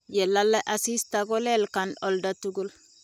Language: Kalenjin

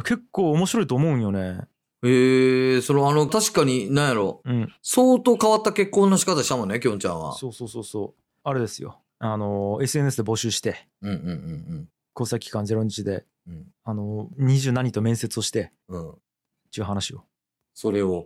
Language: Japanese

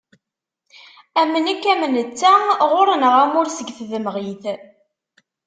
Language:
Kabyle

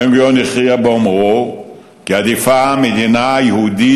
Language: Hebrew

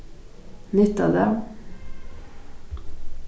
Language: Faroese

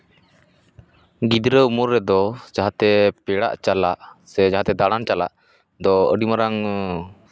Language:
Santali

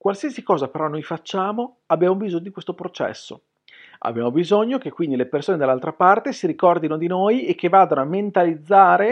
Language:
Italian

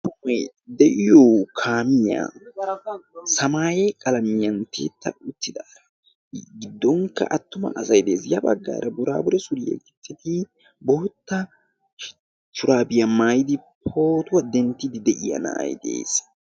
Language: Wolaytta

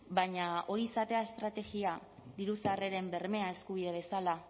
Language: Basque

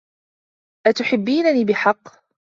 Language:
Arabic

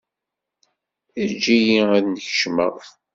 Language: Kabyle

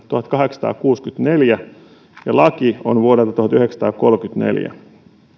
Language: Finnish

